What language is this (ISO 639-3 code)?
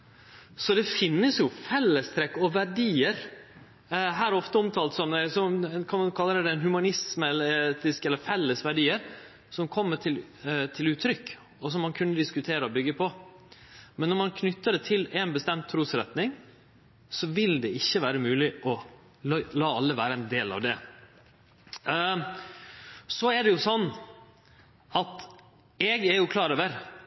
nno